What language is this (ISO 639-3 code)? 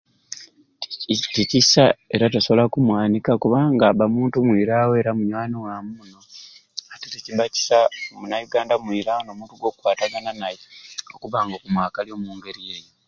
ruc